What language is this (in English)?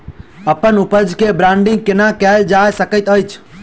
Maithili